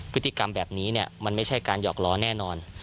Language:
Thai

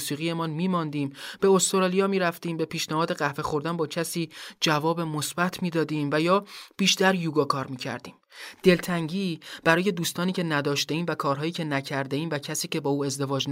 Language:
Persian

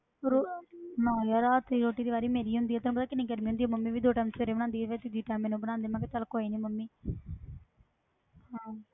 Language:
Punjabi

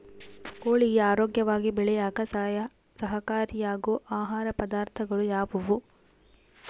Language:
Kannada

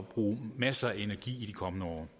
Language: Danish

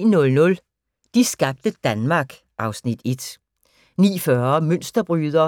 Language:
Danish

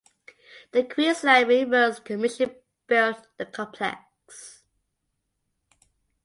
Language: English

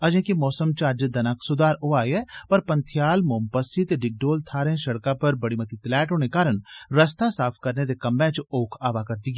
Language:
Dogri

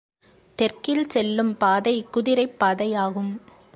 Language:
Tamil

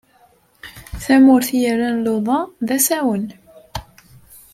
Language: Kabyle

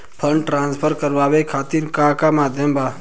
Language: Bhojpuri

